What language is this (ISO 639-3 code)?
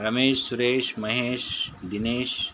kan